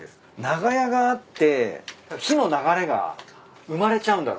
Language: Japanese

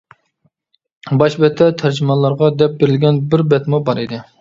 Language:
Uyghur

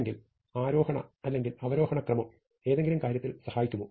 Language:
Malayalam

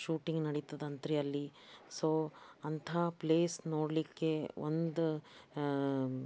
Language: Kannada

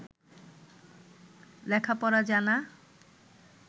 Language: Bangla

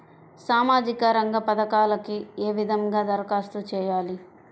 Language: Telugu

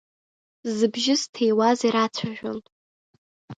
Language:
Abkhazian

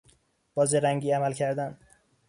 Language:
Persian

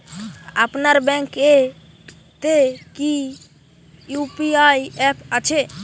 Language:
Bangla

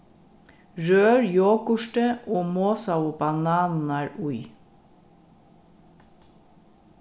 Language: Faroese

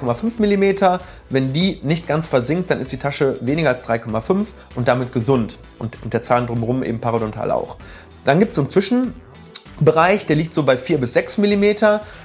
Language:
German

